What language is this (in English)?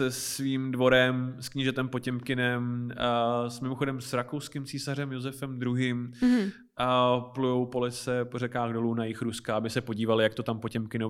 Czech